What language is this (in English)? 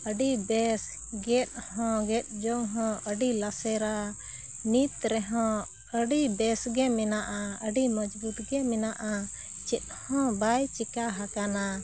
Santali